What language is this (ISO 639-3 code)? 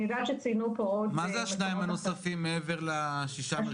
heb